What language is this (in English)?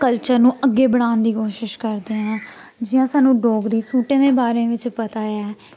Dogri